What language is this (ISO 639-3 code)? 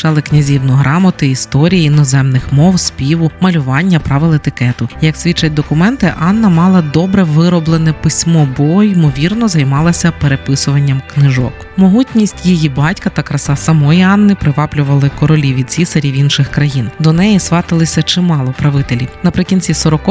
ukr